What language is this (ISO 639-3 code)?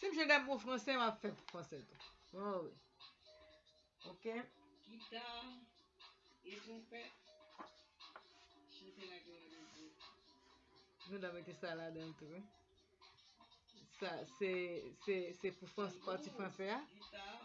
spa